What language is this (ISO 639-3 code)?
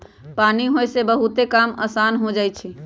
mag